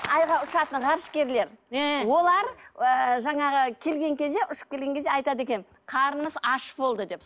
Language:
Kazakh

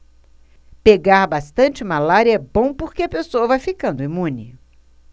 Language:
Portuguese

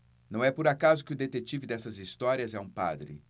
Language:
Portuguese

